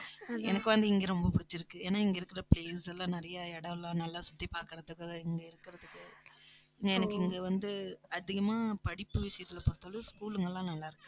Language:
Tamil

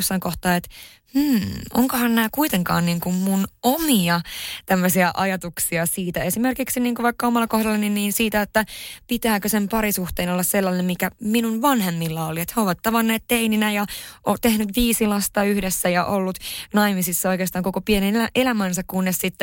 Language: Finnish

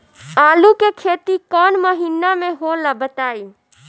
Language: Bhojpuri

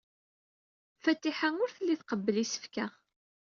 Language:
Kabyle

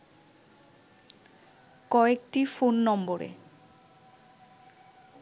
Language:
Bangla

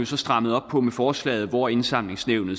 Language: Danish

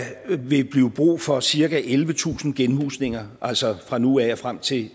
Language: Danish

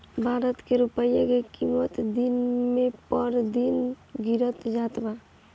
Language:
Bhojpuri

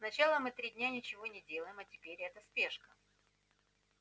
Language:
Russian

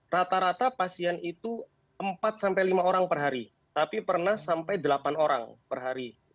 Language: Indonesian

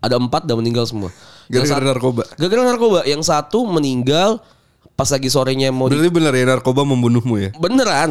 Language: Indonesian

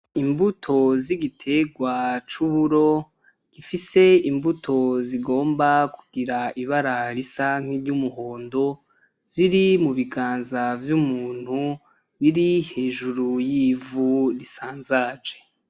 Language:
Rundi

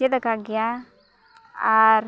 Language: Santali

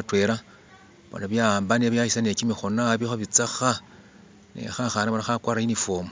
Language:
Masaaba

